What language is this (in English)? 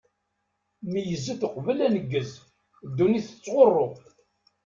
Kabyle